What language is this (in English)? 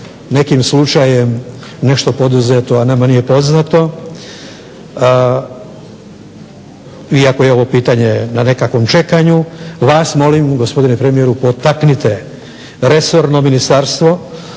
Croatian